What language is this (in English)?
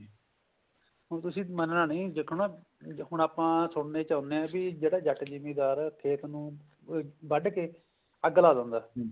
Punjabi